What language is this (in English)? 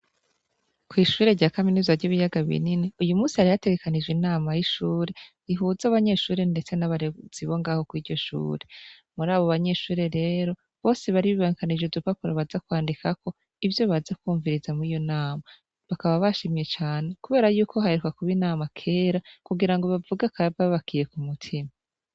Rundi